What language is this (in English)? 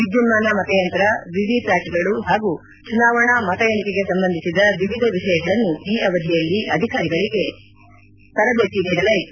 Kannada